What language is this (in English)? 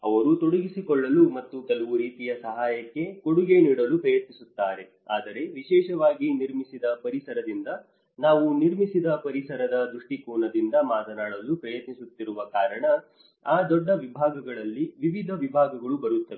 Kannada